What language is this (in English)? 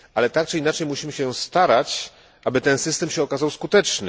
Polish